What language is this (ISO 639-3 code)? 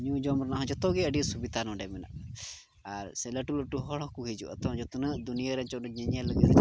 sat